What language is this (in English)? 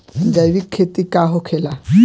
Bhojpuri